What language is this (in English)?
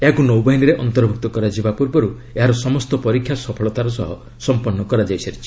Odia